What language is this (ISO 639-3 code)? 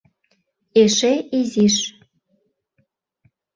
chm